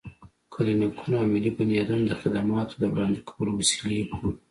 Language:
Pashto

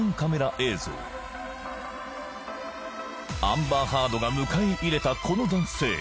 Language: Japanese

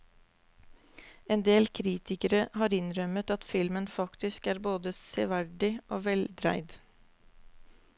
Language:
Norwegian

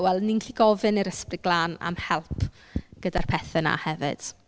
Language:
Welsh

